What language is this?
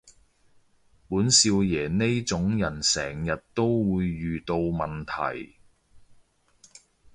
Cantonese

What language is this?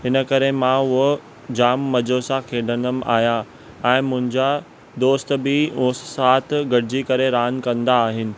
Sindhi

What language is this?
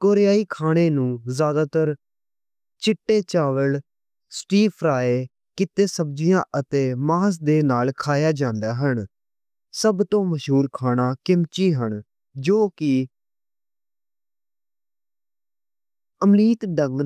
Western Panjabi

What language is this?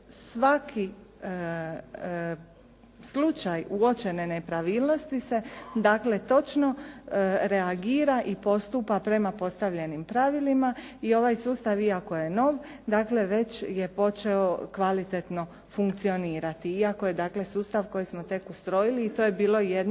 Croatian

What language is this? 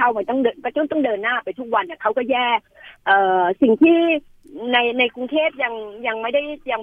Thai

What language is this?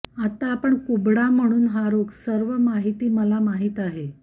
Marathi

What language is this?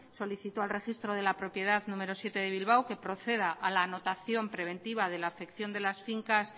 Spanish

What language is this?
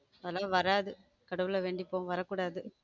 Tamil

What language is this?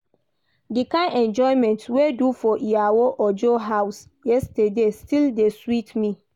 Nigerian Pidgin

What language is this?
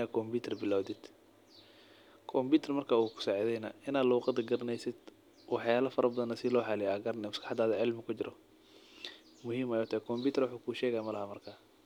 Somali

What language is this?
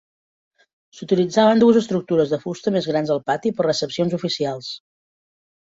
Catalan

